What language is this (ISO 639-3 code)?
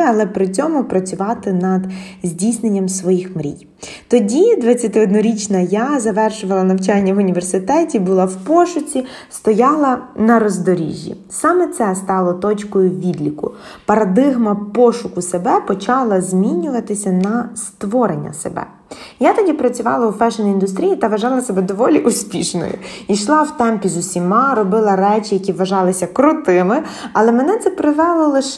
ukr